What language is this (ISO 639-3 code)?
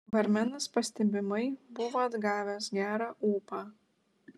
lit